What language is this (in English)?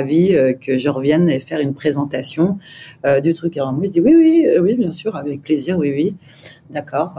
French